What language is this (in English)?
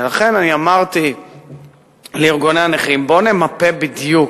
Hebrew